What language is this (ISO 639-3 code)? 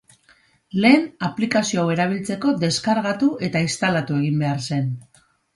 eus